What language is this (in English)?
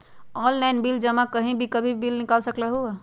Magahi